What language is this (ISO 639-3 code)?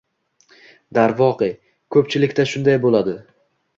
uzb